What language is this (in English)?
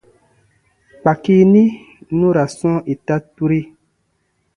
Baatonum